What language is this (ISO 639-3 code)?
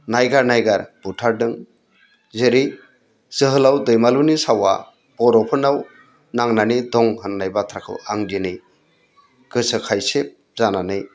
brx